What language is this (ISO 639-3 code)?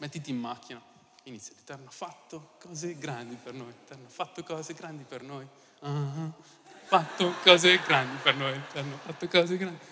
ita